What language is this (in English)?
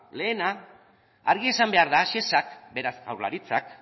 Basque